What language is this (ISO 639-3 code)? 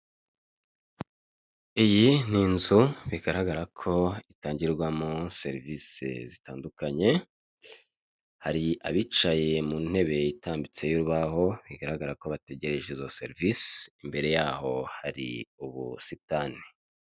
kin